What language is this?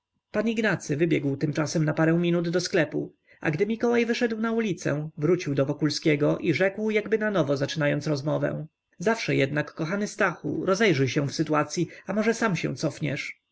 Polish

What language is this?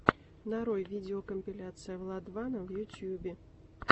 Russian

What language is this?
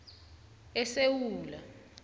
South Ndebele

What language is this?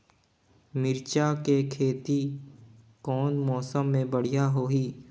Chhattisgarhi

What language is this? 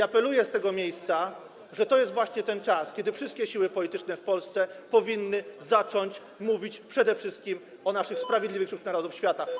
Polish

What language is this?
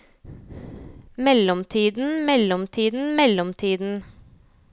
Norwegian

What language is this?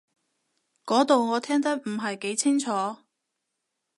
Cantonese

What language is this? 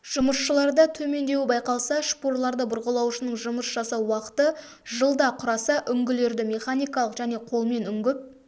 Kazakh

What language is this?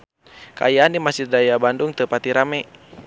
Sundanese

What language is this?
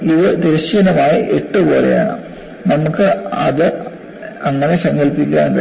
Malayalam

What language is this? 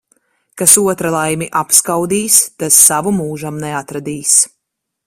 Latvian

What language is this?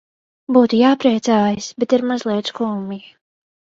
Latvian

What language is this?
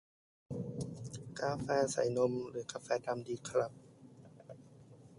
Thai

